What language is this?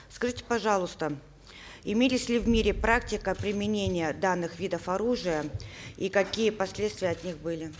Kazakh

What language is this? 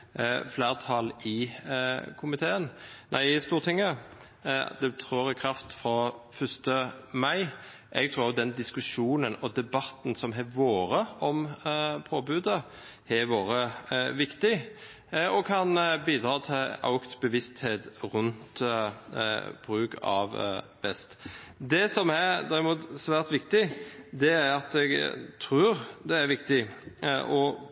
Norwegian Bokmål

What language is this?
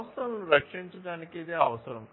Telugu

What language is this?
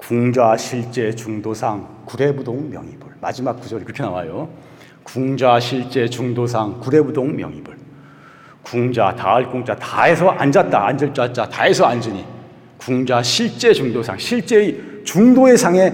Korean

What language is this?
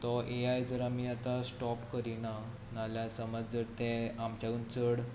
Konkani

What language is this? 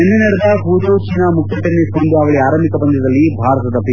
Kannada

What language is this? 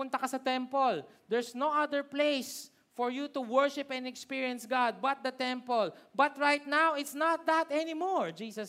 Filipino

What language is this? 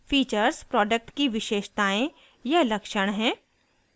Hindi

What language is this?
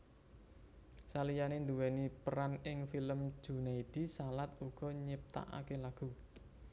Javanese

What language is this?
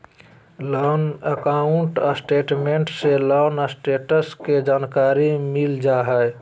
Magahi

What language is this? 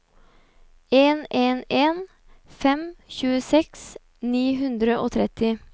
Norwegian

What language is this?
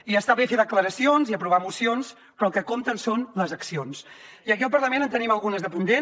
Catalan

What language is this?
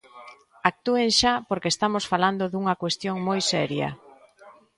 Galician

